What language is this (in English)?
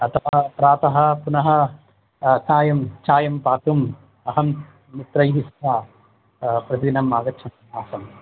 Sanskrit